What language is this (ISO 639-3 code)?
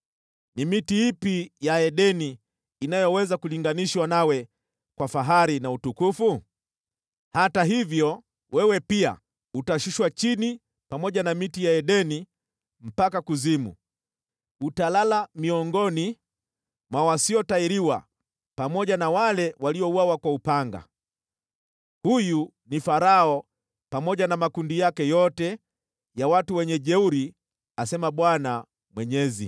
swa